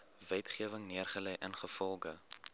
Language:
Afrikaans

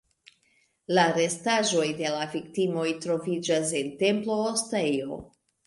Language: Esperanto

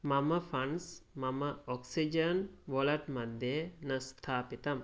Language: Sanskrit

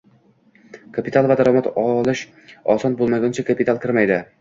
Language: Uzbek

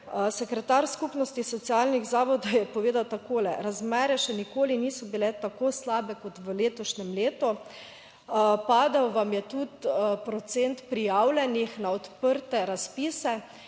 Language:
Slovenian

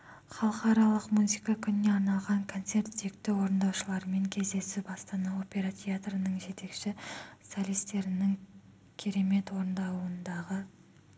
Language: Kazakh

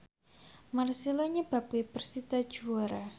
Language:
Javanese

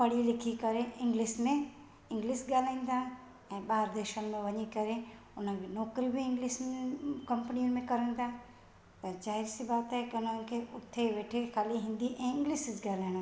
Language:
Sindhi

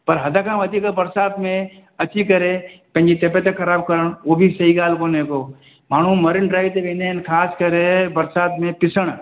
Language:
Sindhi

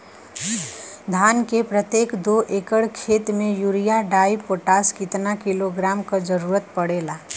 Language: Bhojpuri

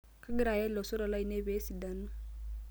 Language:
Masai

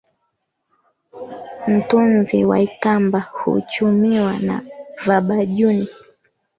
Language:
Swahili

